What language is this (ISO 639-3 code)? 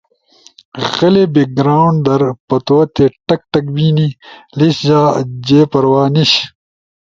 ush